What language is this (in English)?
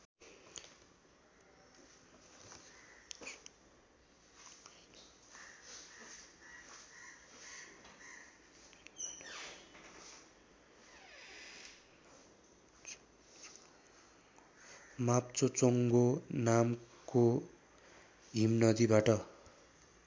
Nepali